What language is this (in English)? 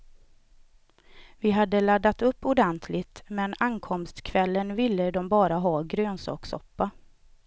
Swedish